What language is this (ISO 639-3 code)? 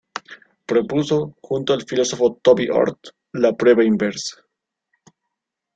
spa